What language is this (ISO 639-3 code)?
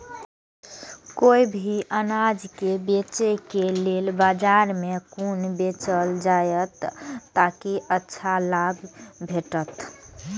mai